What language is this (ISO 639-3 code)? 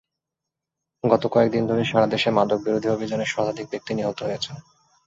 ben